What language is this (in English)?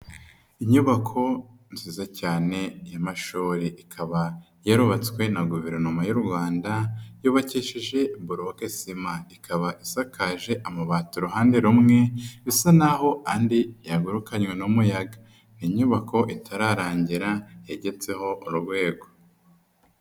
Kinyarwanda